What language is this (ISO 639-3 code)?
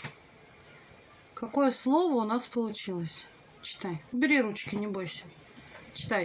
rus